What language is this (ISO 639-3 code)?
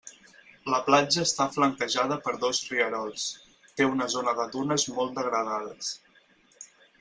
cat